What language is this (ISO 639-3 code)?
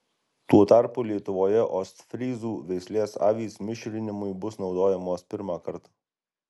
lit